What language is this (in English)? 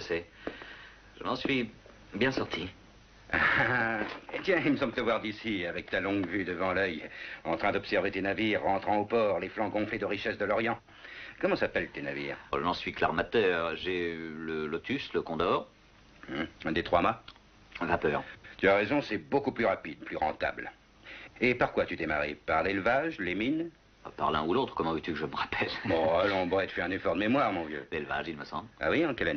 French